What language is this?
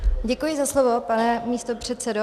Czech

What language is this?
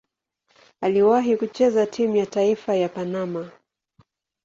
Swahili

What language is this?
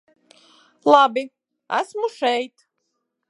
Latvian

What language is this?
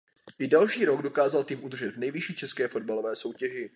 Czech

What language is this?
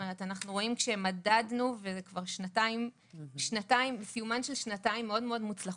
Hebrew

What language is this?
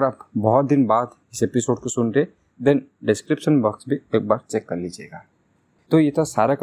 Hindi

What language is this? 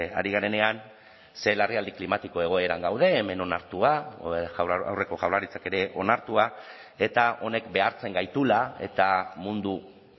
Basque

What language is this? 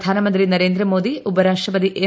Malayalam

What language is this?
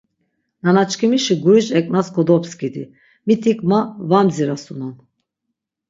Laz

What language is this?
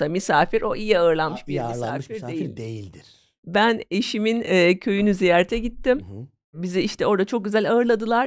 Turkish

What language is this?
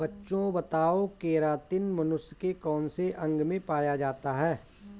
Hindi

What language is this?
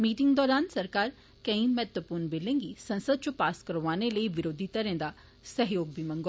Dogri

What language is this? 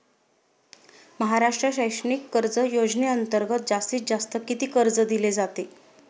Marathi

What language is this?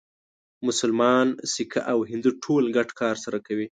Pashto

